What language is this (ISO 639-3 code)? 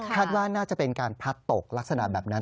tha